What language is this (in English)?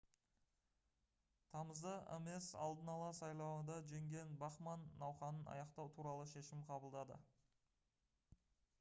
Kazakh